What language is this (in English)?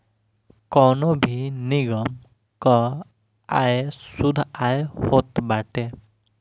Bhojpuri